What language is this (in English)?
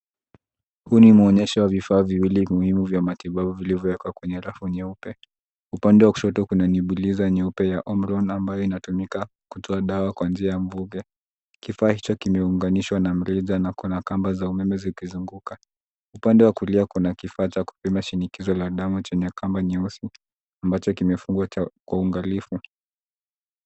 Swahili